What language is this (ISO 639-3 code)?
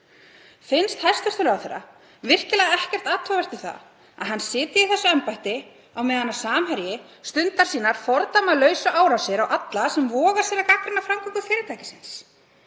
isl